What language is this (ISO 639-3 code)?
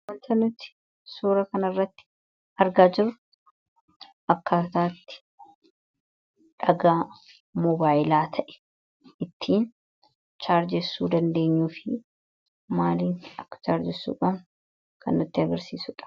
orm